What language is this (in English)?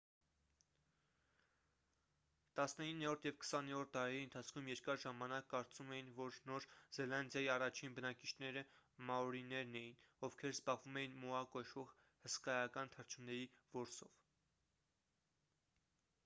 Armenian